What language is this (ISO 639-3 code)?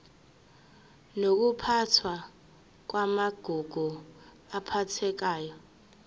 zul